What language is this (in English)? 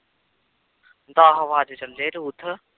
Punjabi